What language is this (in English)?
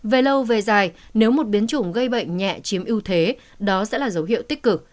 Vietnamese